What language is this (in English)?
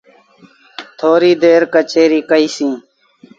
Sindhi Bhil